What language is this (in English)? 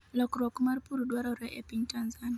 Luo (Kenya and Tanzania)